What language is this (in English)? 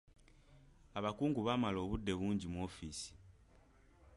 Ganda